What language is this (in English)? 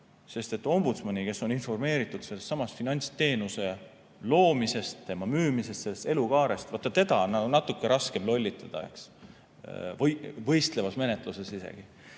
Estonian